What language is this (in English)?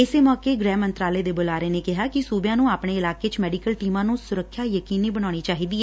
Punjabi